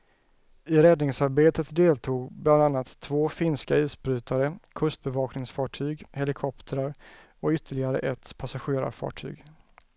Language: Swedish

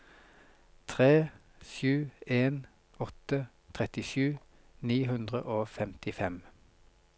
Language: Norwegian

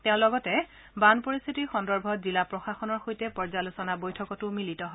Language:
Assamese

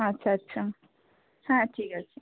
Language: Bangla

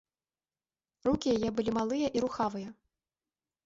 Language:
Belarusian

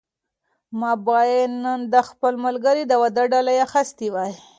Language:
Pashto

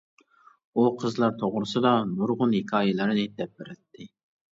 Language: Uyghur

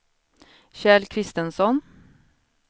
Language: Swedish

